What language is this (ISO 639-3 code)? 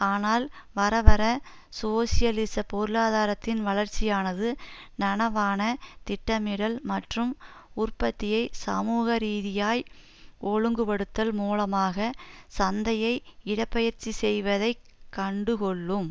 tam